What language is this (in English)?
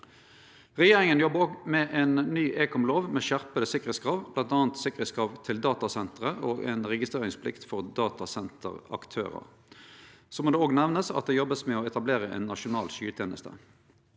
Norwegian